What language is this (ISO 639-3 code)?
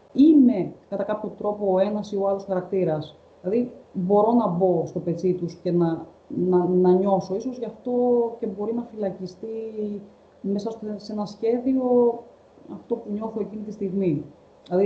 ell